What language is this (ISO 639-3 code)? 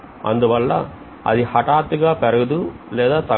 tel